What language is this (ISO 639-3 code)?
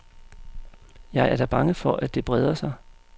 dan